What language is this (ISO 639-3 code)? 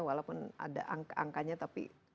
ind